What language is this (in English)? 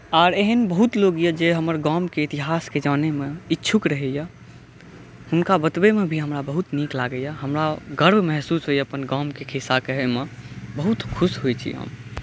Maithili